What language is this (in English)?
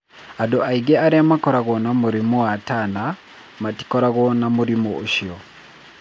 Kikuyu